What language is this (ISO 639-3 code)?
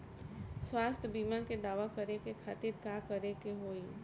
bho